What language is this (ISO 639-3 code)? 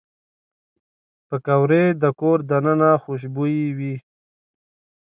pus